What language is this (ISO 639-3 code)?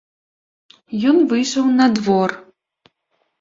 bel